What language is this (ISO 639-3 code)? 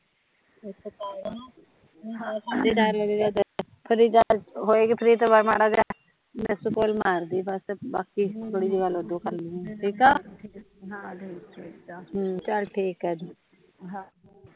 pan